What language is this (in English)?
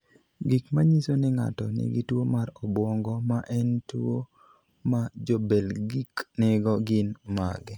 Luo (Kenya and Tanzania)